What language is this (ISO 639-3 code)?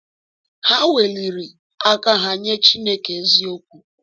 ibo